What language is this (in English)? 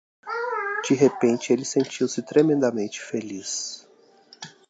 Portuguese